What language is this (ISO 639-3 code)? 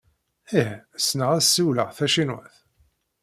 kab